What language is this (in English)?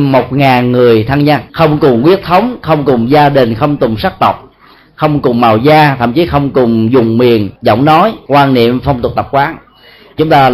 Vietnamese